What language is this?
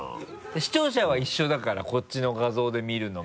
Japanese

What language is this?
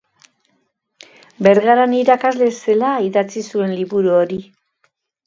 Basque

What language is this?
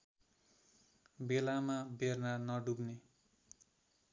Nepali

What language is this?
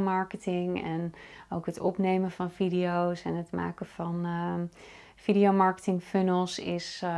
Dutch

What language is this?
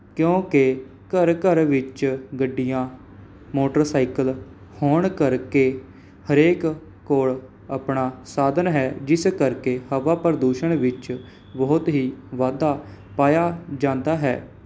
Punjabi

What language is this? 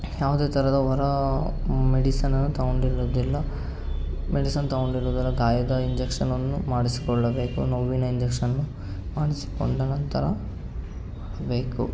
Kannada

